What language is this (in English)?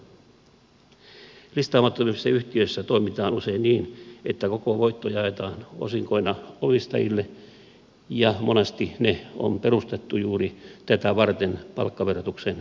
Finnish